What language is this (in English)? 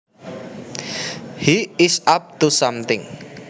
Javanese